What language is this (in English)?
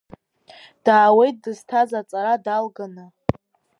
Abkhazian